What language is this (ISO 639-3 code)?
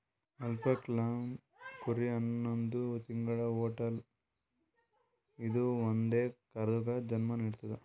kan